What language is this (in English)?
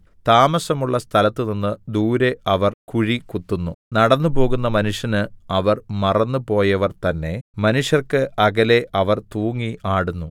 Malayalam